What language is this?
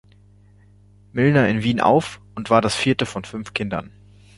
German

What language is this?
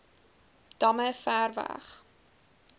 Afrikaans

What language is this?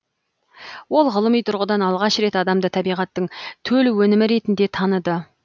Kazakh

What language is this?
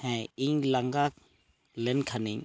Santali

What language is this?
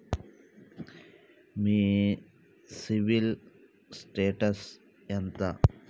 Telugu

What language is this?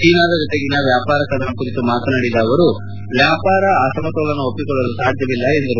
Kannada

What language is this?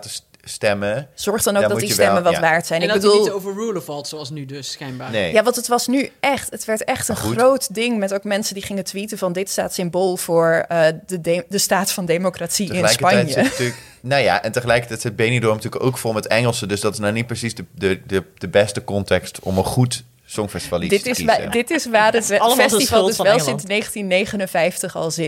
Dutch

